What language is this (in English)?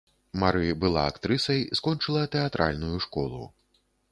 Belarusian